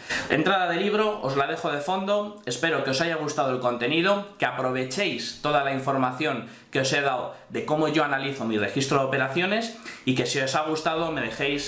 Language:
Spanish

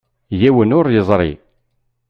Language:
Kabyle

